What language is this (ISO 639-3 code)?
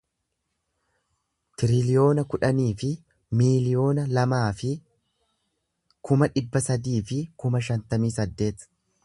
orm